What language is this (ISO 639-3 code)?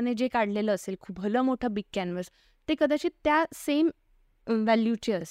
mar